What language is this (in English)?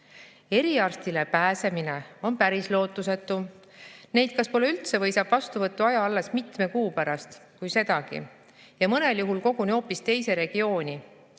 Estonian